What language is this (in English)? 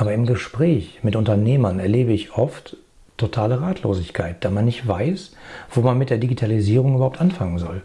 German